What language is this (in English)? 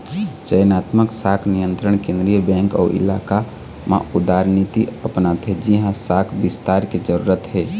Chhattisgarhi